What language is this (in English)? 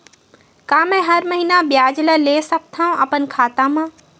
Chhattisgarhi